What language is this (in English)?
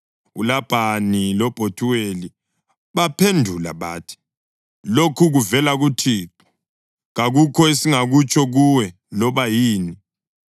North Ndebele